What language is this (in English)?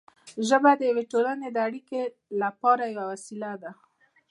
Pashto